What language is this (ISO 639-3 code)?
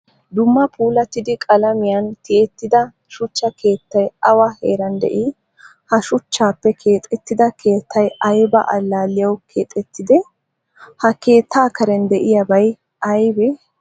wal